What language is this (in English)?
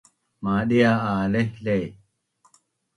Bunun